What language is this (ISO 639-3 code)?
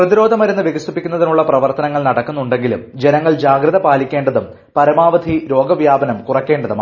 mal